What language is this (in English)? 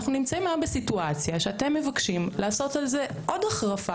Hebrew